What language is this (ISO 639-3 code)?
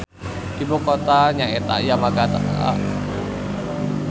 sun